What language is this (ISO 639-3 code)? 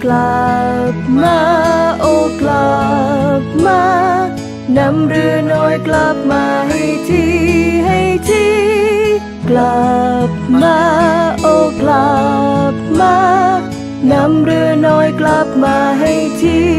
tha